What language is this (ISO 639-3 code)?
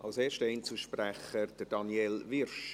gsw